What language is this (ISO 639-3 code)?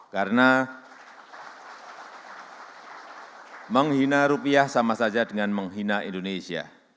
ind